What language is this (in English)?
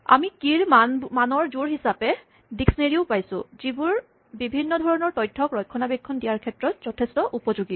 Assamese